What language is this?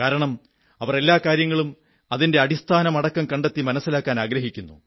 Malayalam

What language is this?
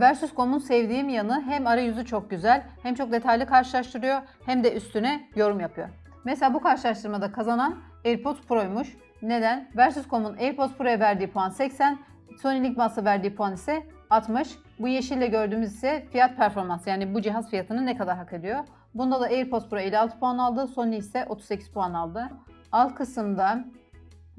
Turkish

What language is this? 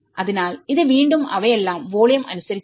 Malayalam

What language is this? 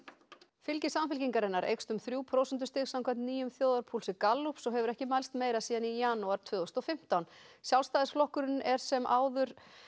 Icelandic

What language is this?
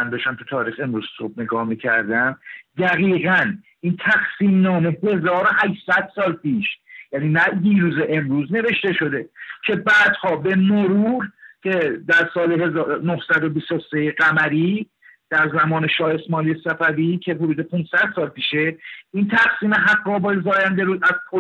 Persian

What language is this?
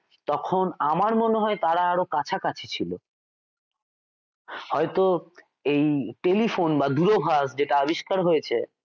Bangla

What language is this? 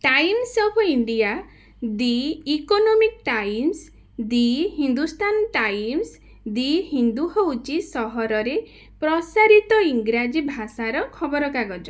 Odia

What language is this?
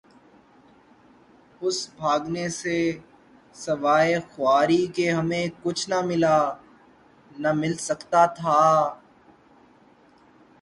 Urdu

